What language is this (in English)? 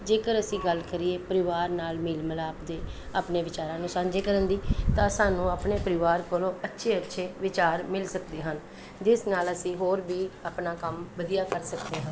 Punjabi